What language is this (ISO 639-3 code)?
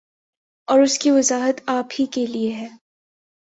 urd